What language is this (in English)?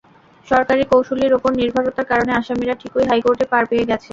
Bangla